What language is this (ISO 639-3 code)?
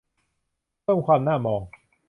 tha